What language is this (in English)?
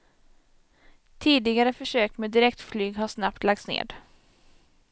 Swedish